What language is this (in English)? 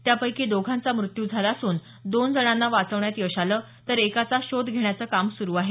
Marathi